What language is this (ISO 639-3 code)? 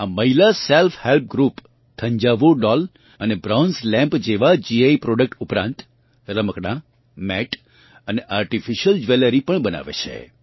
guj